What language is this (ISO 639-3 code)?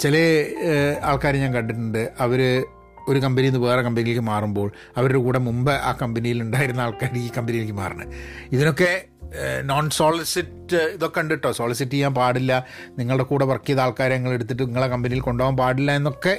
mal